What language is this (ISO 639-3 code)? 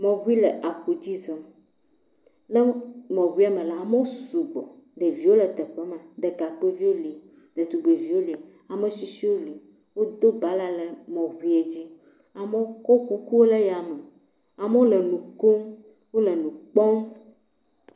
ewe